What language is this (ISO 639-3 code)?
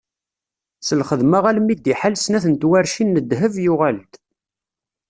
kab